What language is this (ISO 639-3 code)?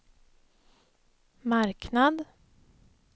swe